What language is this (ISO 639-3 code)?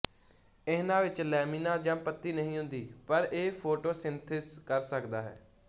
pan